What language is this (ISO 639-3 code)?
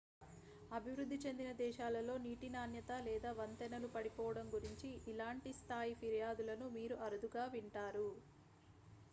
tel